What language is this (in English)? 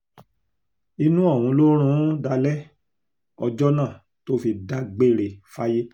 Yoruba